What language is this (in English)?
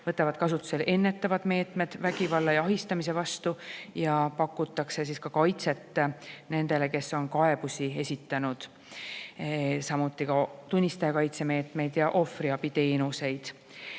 Estonian